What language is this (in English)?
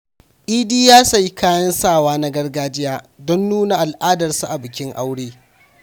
Hausa